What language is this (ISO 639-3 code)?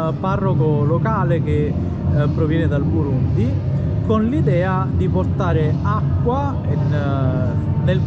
ita